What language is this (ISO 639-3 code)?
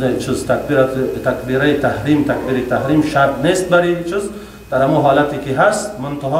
fas